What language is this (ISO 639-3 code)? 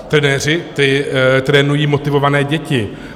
ces